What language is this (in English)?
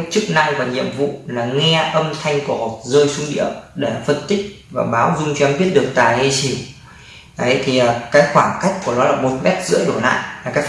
Vietnamese